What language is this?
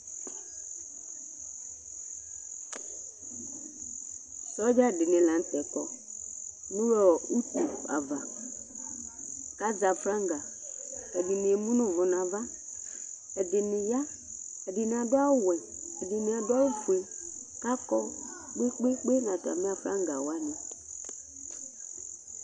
Ikposo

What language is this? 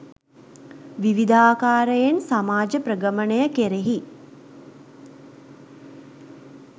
Sinhala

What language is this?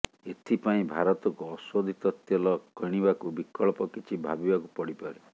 Odia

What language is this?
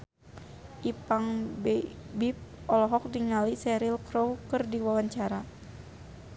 Sundanese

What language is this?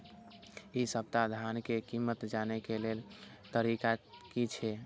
Maithili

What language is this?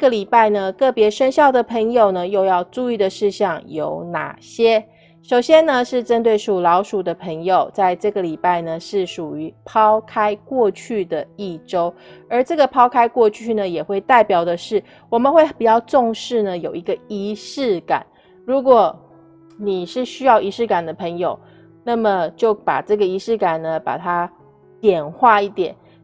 Chinese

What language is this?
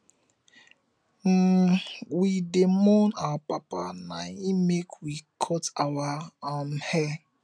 Nigerian Pidgin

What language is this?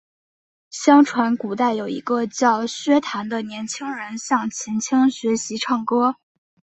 Chinese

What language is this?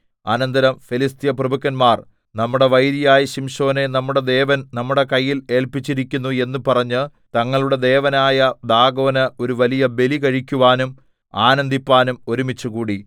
Malayalam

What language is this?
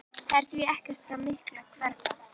Icelandic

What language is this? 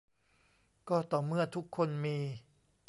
Thai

